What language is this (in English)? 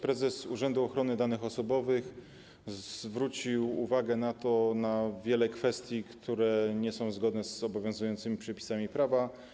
Polish